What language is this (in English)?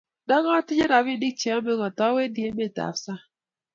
Kalenjin